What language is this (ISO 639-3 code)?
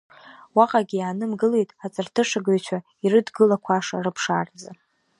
abk